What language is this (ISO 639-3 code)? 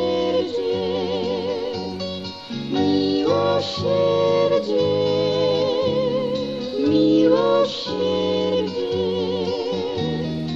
pol